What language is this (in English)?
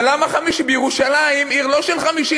Hebrew